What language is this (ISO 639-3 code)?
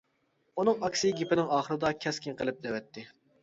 uig